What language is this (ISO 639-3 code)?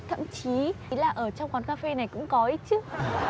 vie